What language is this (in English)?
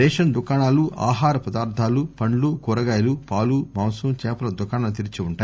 Telugu